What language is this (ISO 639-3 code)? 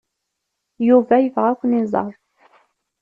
kab